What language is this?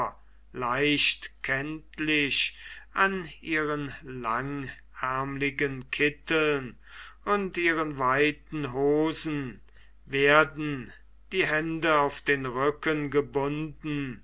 German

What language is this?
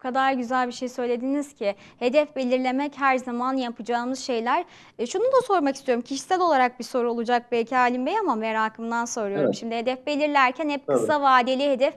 Turkish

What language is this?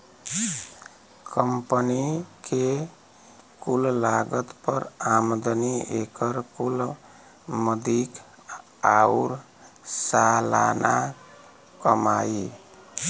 Bhojpuri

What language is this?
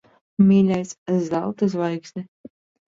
Latvian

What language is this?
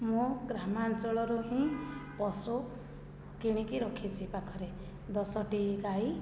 Odia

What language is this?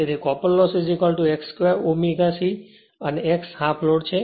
Gujarati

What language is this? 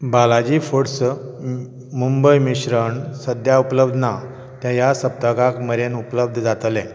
Konkani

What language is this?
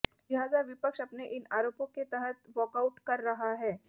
Hindi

